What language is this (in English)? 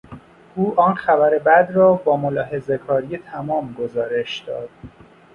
Persian